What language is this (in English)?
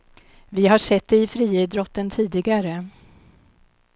Swedish